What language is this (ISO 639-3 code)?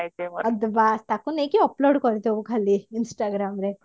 ori